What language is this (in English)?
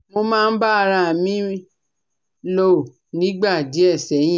Yoruba